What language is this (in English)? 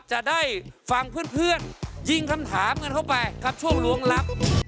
Thai